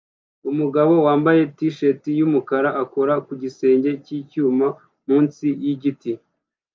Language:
Kinyarwanda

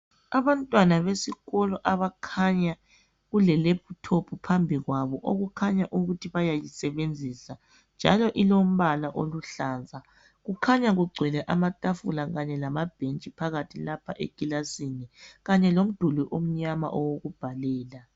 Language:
North Ndebele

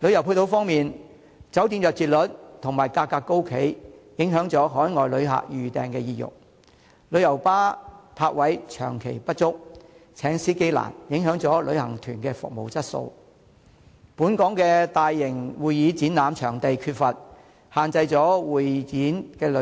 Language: Cantonese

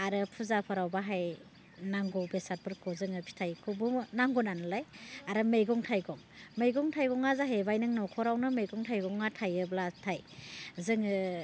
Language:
Bodo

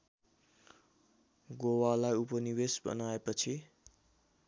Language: Nepali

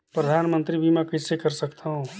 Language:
Chhattisgarhi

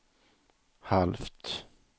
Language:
Swedish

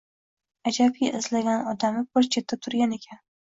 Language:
Uzbek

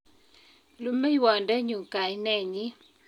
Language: Kalenjin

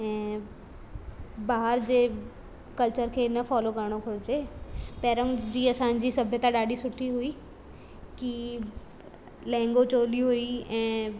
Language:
Sindhi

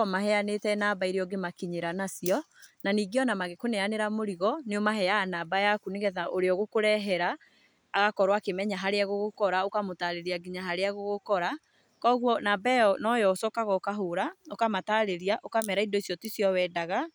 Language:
Kikuyu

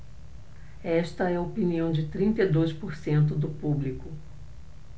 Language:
Portuguese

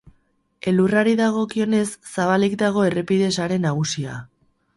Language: Basque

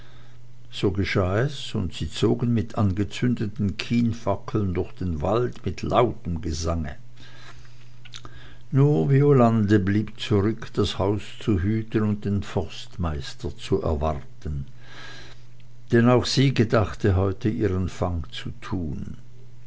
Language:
German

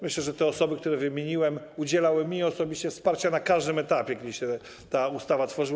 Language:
Polish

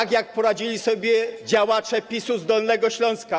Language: Polish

